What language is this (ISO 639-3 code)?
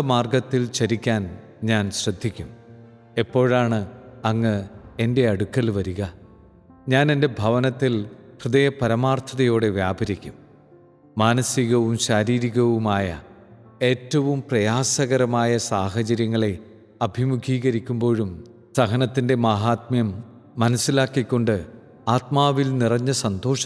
mal